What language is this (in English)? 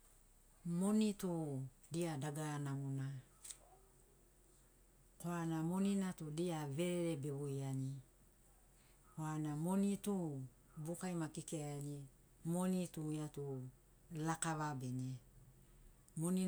Sinaugoro